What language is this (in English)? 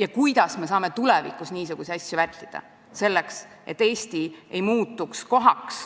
Estonian